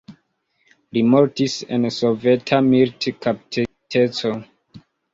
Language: Esperanto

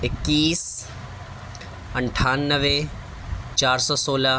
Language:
Urdu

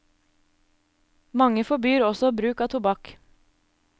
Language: Norwegian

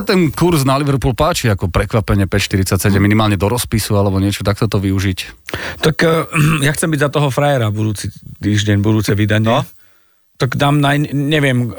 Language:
Slovak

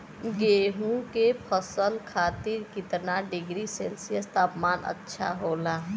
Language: Bhojpuri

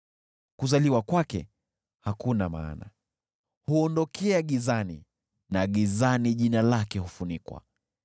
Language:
Swahili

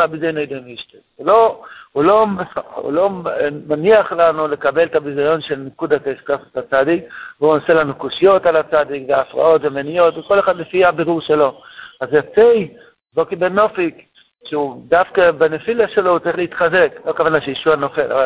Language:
Hebrew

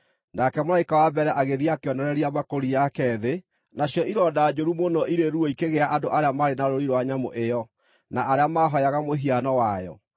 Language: Kikuyu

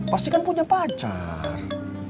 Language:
Indonesian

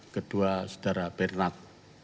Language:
Indonesian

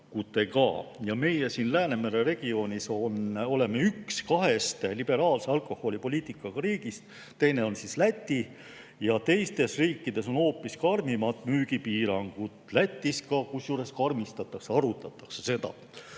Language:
Estonian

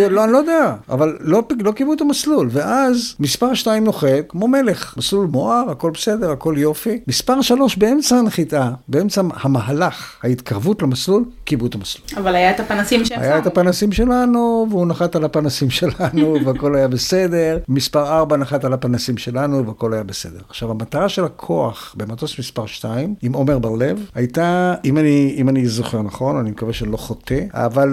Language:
Hebrew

